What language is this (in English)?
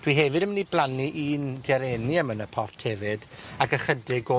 Welsh